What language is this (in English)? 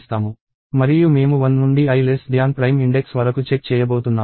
Telugu